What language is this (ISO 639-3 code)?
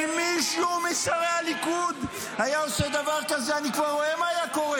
heb